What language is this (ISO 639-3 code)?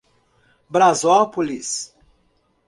por